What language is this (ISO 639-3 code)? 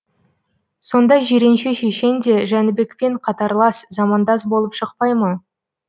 kaz